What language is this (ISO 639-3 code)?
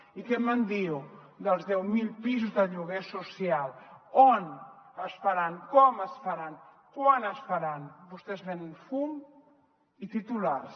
cat